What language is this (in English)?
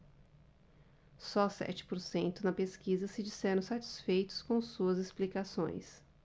Portuguese